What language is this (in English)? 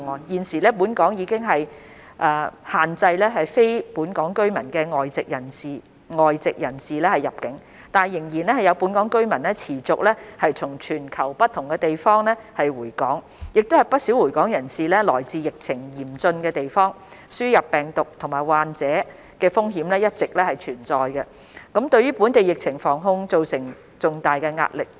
Cantonese